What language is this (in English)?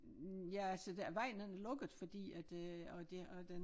Danish